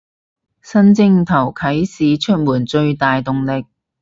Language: Cantonese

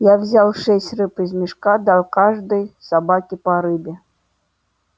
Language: Russian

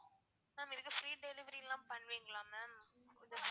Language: Tamil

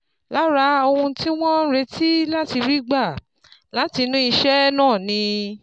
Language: Yoruba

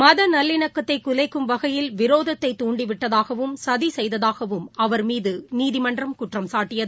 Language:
Tamil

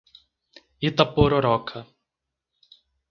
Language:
Portuguese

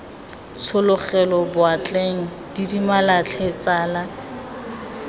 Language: Tswana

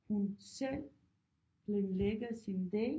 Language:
Danish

